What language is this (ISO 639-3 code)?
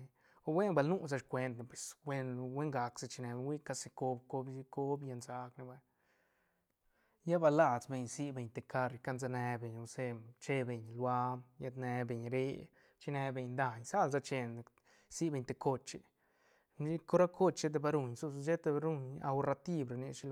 ztn